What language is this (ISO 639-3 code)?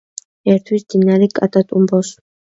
kat